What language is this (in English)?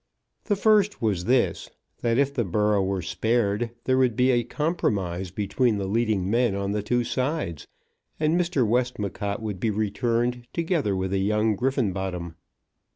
English